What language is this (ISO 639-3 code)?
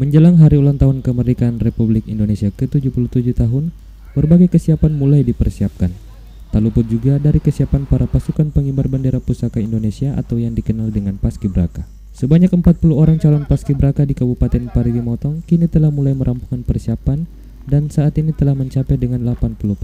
ind